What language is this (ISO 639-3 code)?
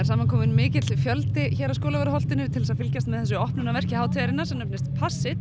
isl